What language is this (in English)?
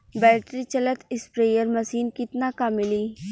Bhojpuri